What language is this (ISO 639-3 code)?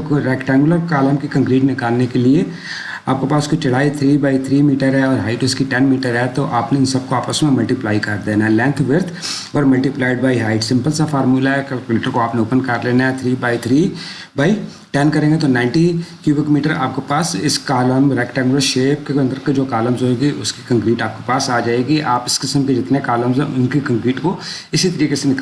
hin